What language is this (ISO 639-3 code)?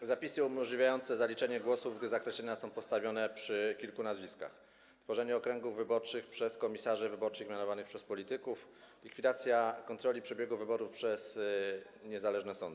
pol